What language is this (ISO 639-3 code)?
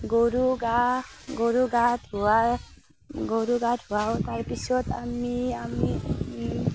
asm